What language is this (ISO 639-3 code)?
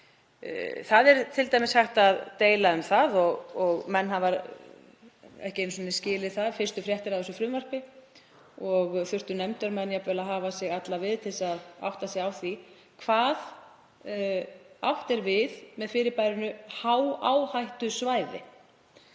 isl